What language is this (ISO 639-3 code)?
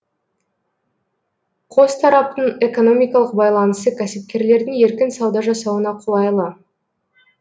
kaz